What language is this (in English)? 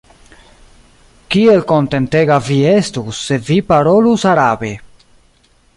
Esperanto